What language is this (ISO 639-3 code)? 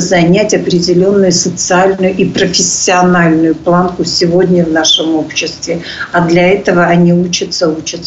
rus